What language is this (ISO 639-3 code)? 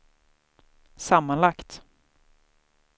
swe